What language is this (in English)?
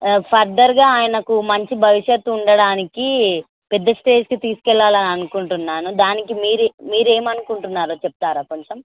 Telugu